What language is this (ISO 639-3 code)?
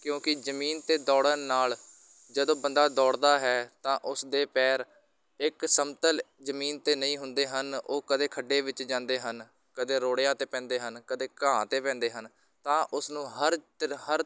pan